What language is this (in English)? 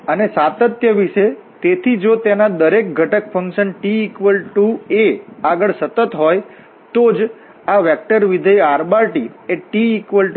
Gujarati